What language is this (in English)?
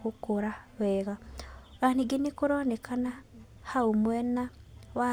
Kikuyu